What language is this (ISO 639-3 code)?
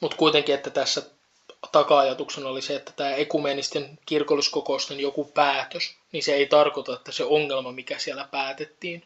fin